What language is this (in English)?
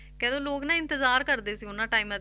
Punjabi